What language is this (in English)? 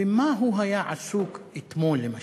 Hebrew